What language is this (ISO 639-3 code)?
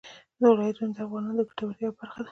pus